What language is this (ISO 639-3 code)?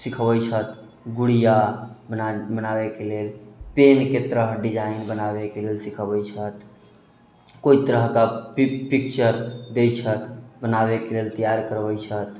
mai